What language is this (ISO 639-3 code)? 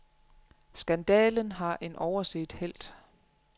dan